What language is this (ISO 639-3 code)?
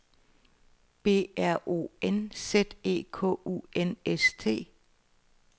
dan